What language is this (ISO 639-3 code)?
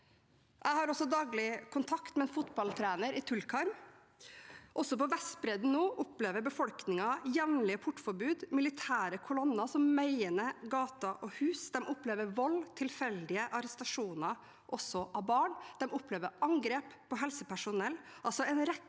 nor